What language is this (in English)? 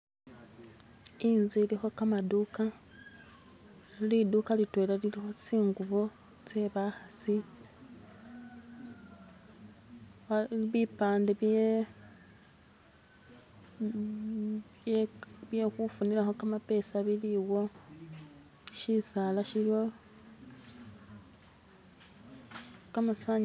Masaaba